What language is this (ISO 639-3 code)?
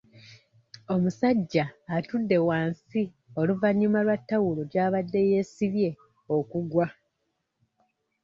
lug